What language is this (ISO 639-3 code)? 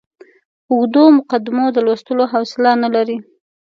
pus